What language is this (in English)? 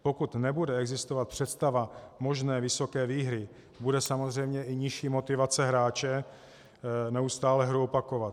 Czech